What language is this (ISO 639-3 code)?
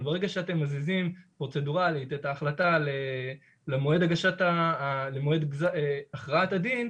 heb